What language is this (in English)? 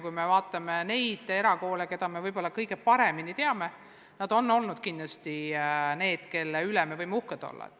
Estonian